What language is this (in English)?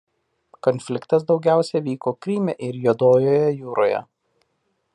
Lithuanian